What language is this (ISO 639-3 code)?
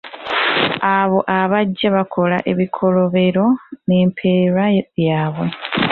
lug